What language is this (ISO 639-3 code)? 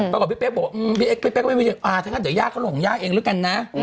tha